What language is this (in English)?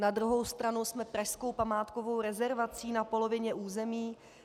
Czech